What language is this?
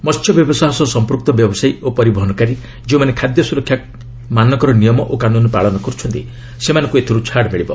Odia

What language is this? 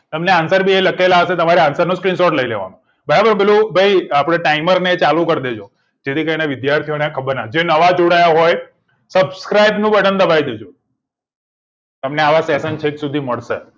Gujarati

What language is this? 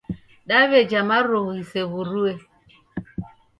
Taita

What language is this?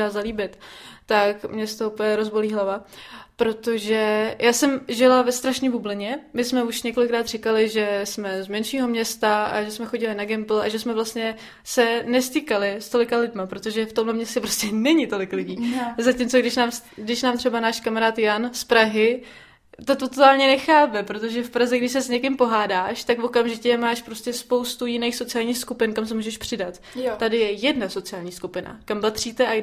Czech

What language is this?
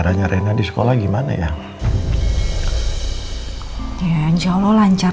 Indonesian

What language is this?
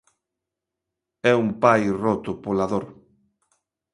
Galician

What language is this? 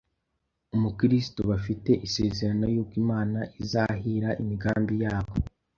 Kinyarwanda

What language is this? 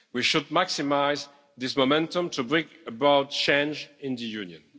English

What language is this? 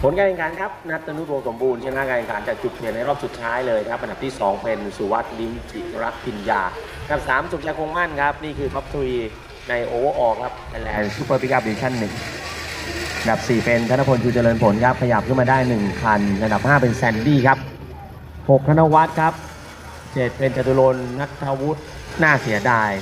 Thai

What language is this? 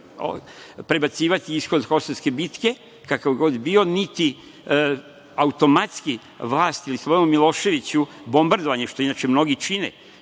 Serbian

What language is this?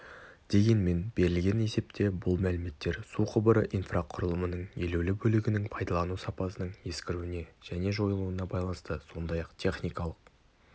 Kazakh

